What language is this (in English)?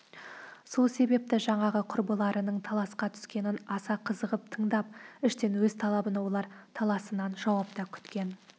Kazakh